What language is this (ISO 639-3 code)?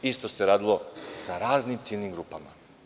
srp